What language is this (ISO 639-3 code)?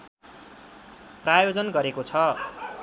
nep